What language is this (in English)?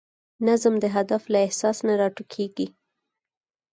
Pashto